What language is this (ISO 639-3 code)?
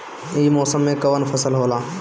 bho